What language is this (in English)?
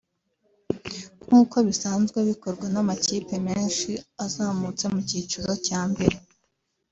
Kinyarwanda